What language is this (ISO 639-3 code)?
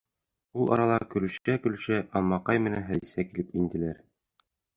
bak